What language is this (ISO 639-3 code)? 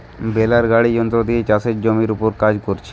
ben